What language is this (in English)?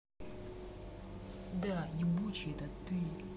Russian